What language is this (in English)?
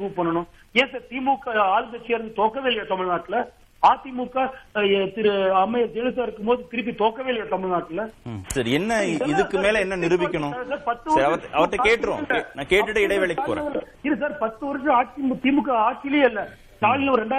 Tamil